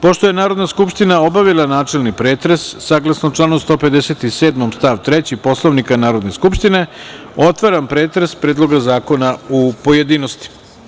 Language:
Serbian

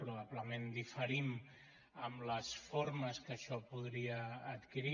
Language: Catalan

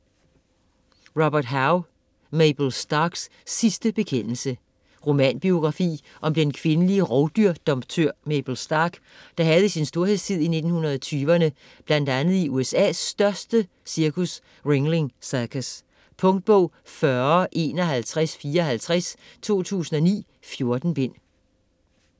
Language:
Danish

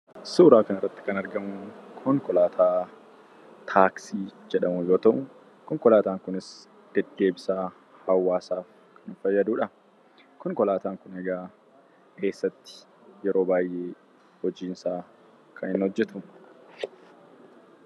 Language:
Oromo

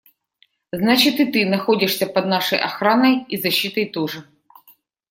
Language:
Russian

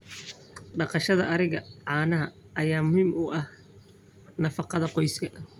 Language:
Somali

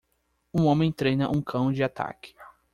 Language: Portuguese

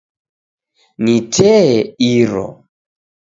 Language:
Taita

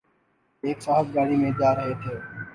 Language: Urdu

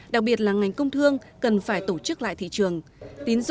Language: Vietnamese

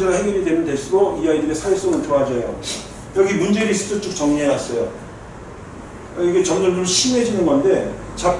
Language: Korean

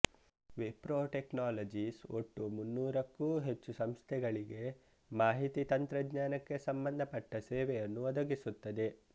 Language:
Kannada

